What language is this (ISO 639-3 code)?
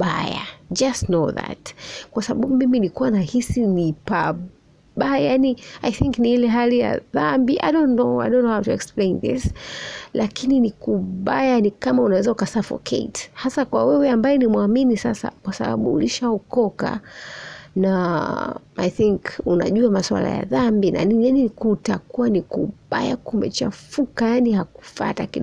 swa